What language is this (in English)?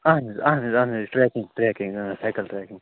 Kashmiri